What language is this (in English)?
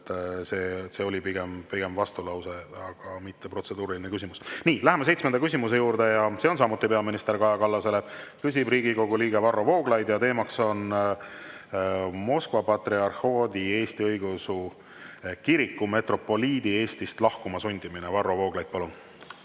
Estonian